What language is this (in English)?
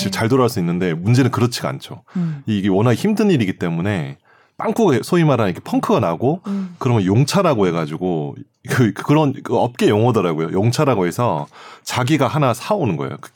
Korean